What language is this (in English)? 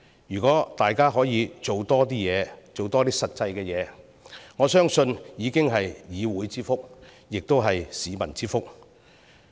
Cantonese